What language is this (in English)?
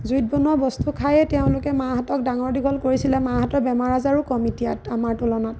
Assamese